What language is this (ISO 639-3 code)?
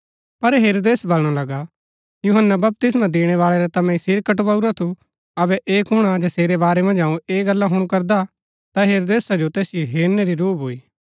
gbk